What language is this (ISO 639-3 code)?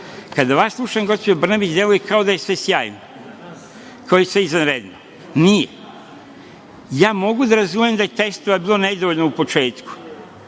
srp